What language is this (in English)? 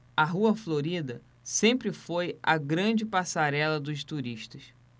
Portuguese